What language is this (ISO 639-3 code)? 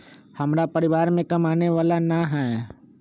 mag